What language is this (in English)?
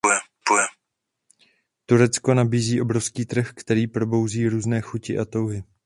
Czech